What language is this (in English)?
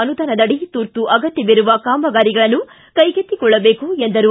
Kannada